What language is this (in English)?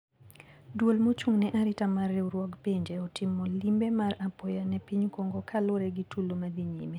Luo (Kenya and Tanzania)